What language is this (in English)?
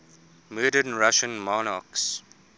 English